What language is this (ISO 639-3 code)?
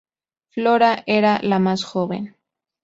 spa